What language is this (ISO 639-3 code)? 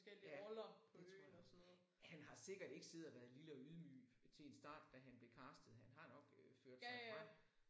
dan